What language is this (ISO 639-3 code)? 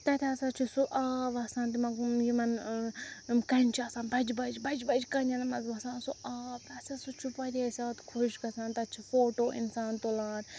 kas